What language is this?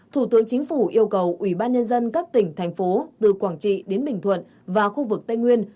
Vietnamese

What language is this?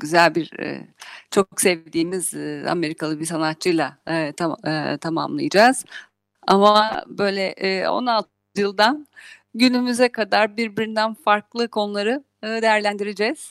Turkish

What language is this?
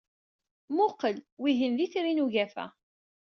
Kabyle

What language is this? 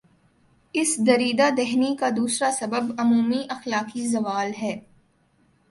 Urdu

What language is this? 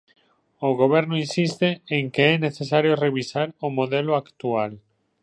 Galician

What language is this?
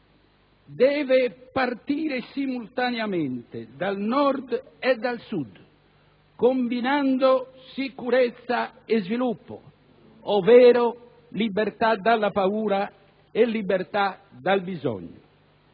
Italian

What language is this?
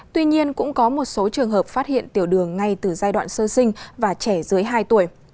Vietnamese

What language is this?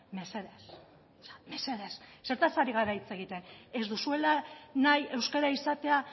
Basque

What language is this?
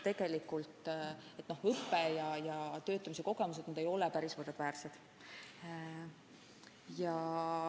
Estonian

